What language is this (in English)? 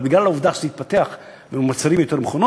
Hebrew